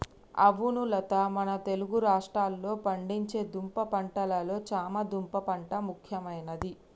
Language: Telugu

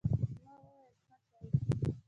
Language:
Pashto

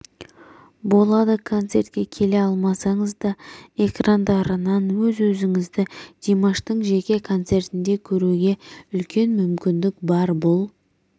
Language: Kazakh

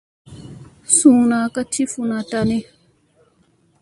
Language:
Musey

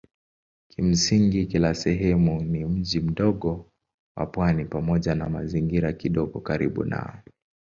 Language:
Swahili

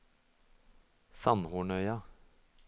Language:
Norwegian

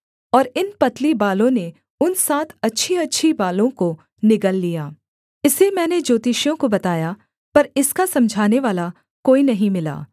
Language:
Hindi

